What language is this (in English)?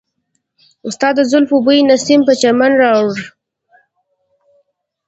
Pashto